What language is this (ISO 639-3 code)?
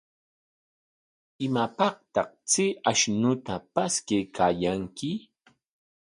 qwa